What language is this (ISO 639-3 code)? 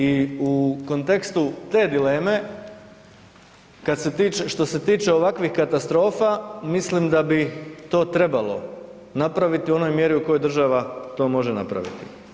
hrv